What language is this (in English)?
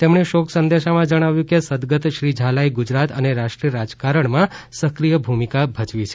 Gujarati